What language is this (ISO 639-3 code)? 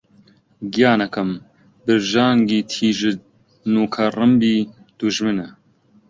ckb